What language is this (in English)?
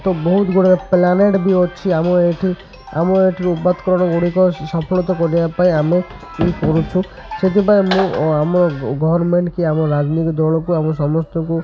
Odia